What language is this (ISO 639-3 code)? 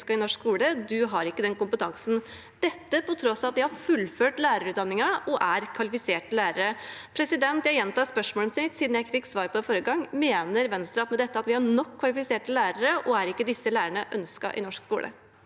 nor